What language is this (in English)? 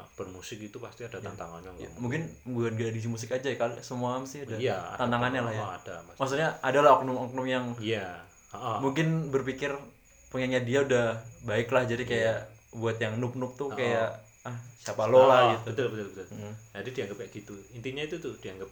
Indonesian